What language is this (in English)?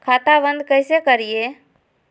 Magahi